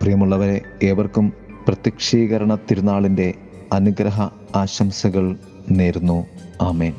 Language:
Malayalam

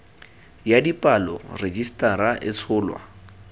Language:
Tswana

